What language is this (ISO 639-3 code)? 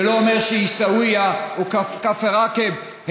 heb